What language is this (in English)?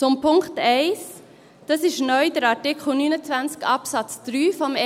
Swiss German